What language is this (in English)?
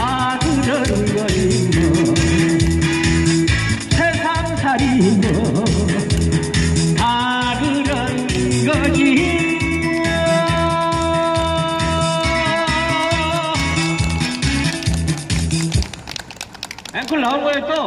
Korean